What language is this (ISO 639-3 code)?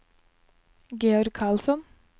nor